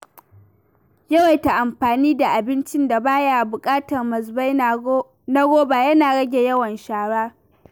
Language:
Hausa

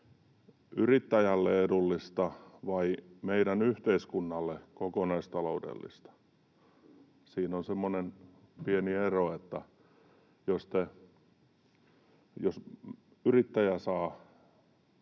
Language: Finnish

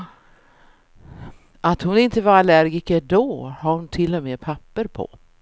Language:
Swedish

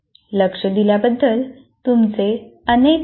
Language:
Marathi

